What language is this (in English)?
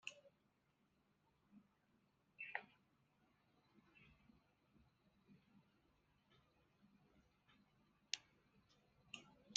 Kabyle